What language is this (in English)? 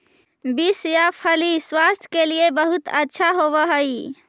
Magahi